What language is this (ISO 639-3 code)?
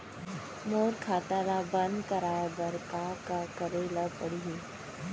hne